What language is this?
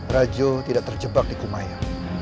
Indonesian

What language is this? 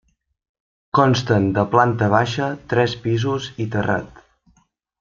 Catalan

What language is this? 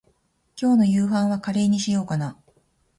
Japanese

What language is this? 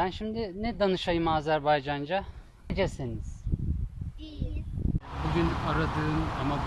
Turkish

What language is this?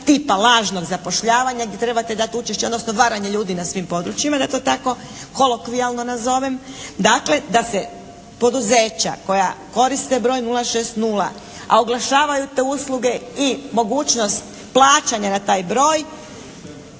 Croatian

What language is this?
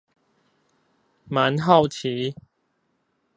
Chinese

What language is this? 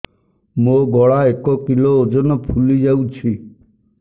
Odia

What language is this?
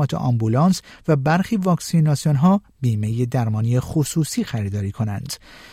Persian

